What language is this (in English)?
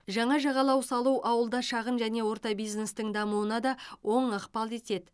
Kazakh